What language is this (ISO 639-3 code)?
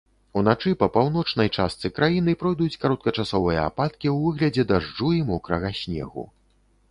bel